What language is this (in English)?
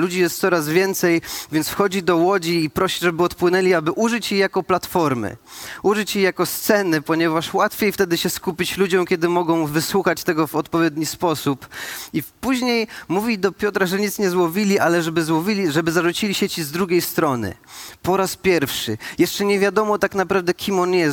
Polish